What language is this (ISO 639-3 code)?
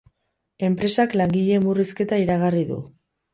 eus